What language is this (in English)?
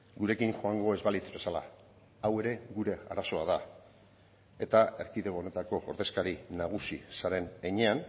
Basque